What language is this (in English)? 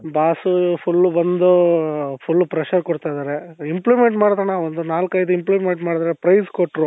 Kannada